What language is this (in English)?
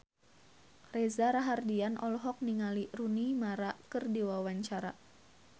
Sundanese